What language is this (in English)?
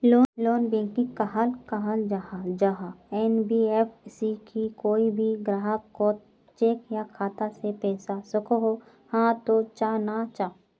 Magahi